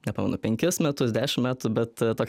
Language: Lithuanian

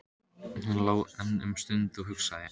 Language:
Icelandic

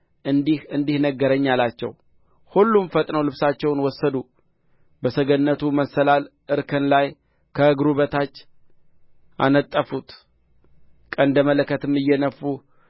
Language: Amharic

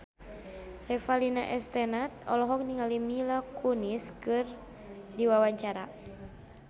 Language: Sundanese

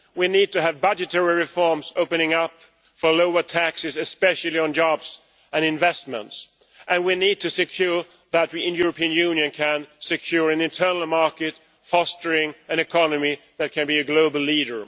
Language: English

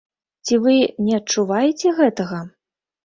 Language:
Belarusian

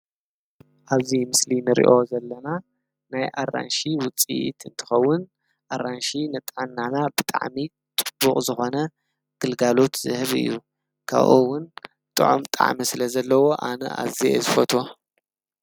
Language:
Tigrinya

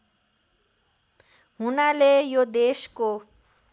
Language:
Nepali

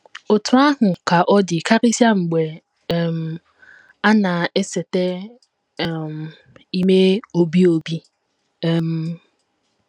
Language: Igbo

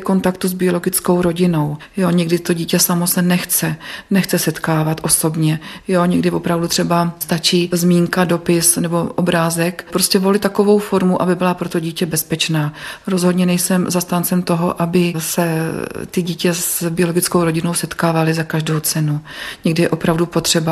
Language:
Czech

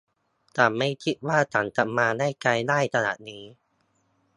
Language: Thai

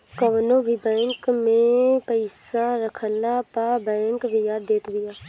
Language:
Bhojpuri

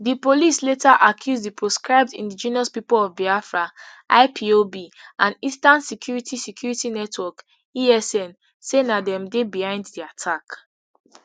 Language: Nigerian Pidgin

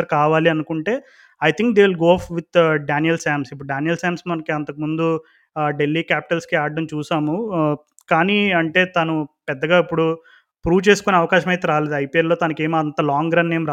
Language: Telugu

